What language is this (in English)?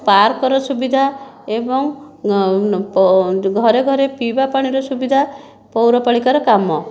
Odia